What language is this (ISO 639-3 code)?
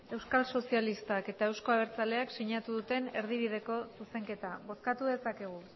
eus